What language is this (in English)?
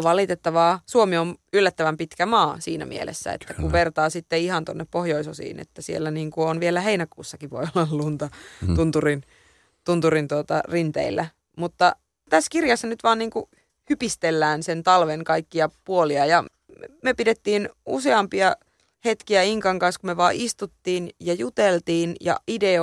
Finnish